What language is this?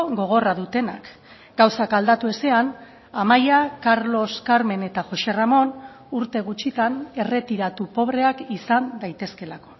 Basque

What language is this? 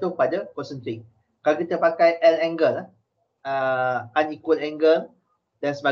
Malay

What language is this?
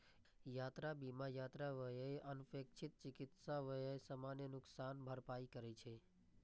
Maithili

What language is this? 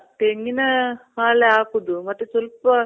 Kannada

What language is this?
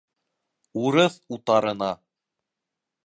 Bashkir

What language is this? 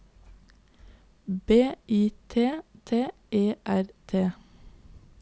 Norwegian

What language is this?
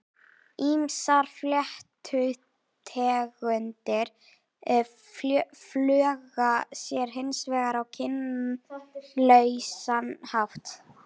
Icelandic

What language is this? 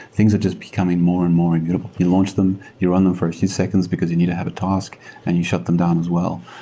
English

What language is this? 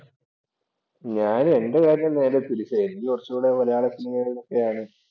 Malayalam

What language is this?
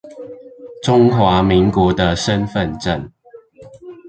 Chinese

